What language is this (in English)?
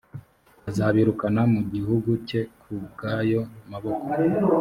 Kinyarwanda